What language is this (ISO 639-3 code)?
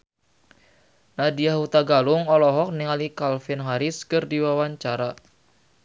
sun